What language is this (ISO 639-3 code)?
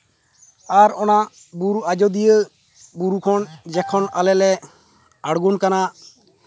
sat